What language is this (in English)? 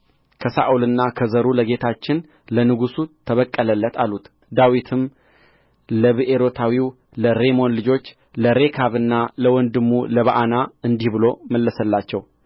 Amharic